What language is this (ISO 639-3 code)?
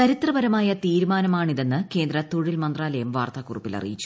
mal